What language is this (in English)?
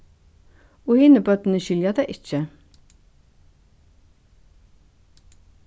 Faroese